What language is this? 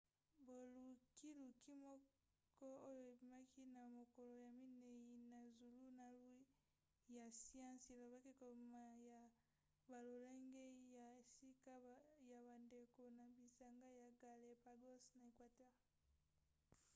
Lingala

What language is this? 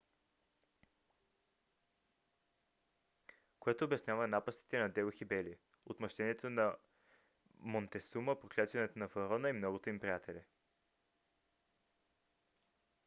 Bulgarian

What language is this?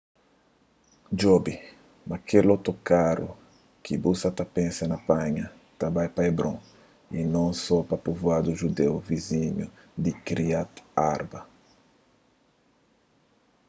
Kabuverdianu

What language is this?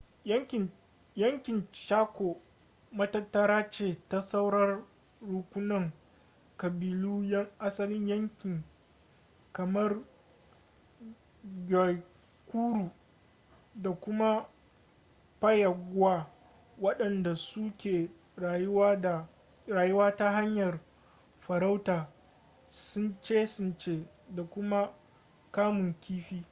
Hausa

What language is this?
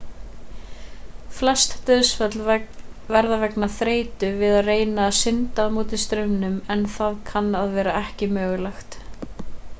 Icelandic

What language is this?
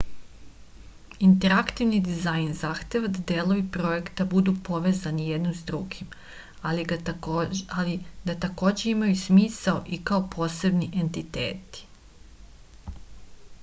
Serbian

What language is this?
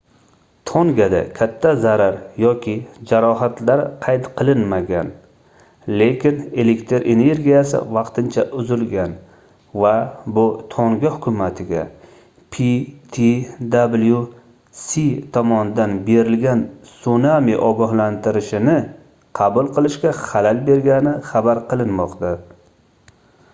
Uzbek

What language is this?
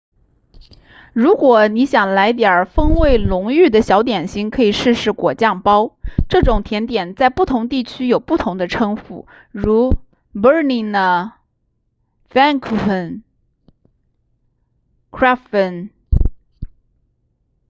Chinese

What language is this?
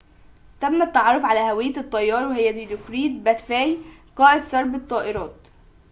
Arabic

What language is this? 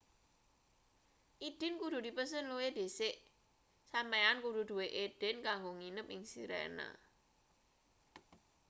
Javanese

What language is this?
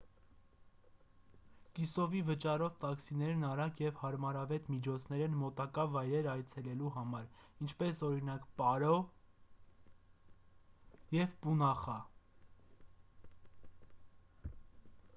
Armenian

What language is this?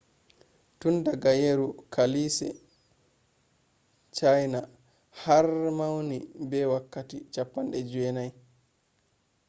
Fula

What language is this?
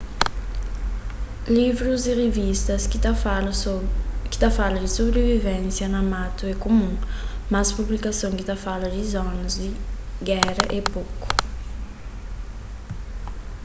Kabuverdianu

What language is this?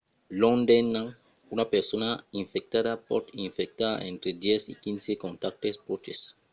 Occitan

